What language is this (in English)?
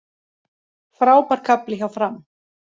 Icelandic